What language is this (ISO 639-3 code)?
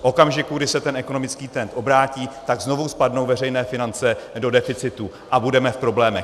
ces